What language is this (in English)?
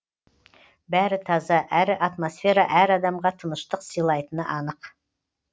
Kazakh